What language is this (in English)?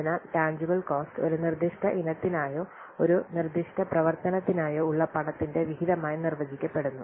Malayalam